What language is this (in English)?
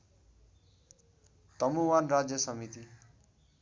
Nepali